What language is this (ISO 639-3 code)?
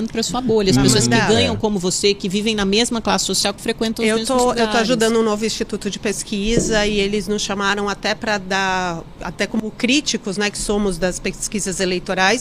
por